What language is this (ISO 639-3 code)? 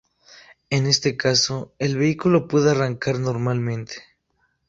spa